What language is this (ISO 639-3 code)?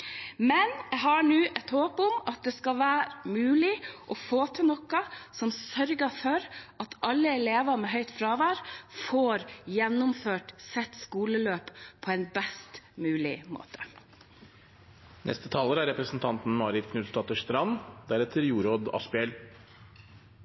nob